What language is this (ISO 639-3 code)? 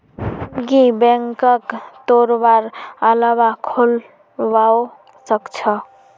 mag